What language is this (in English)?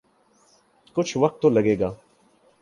Urdu